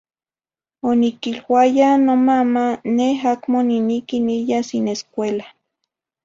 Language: Zacatlán-Ahuacatlán-Tepetzintla Nahuatl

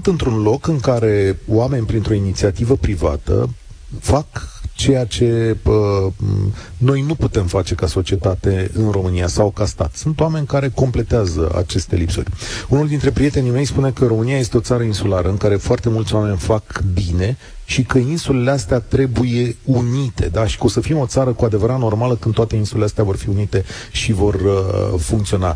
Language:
Romanian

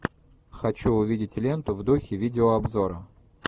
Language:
Russian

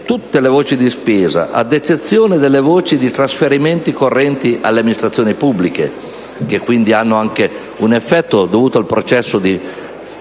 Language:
Italian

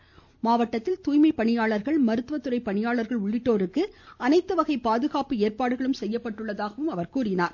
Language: Tamil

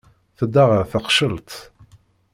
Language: Kabyle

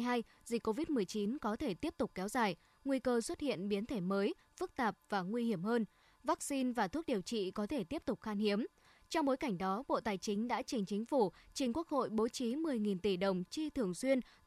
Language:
Vietnamese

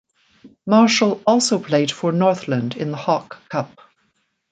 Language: English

